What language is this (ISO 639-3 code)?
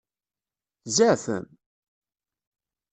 kab